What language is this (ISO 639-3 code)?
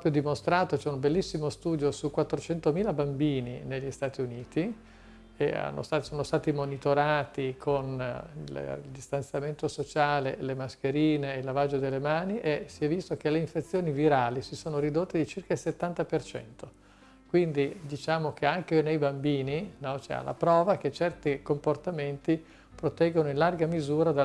ita